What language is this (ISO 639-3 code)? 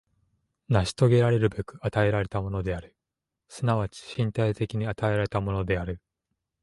jpn